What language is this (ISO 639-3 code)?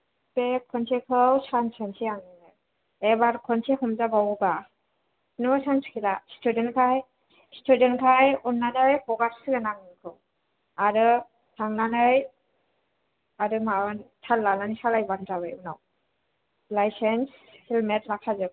brx